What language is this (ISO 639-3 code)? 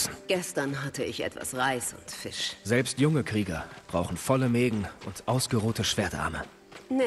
deu